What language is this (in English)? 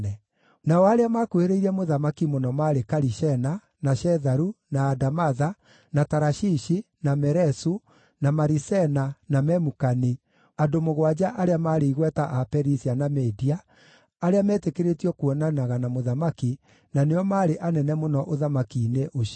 Kikuyu